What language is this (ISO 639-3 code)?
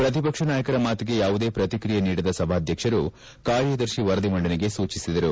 kan